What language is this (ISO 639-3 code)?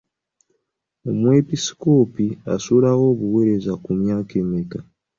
lug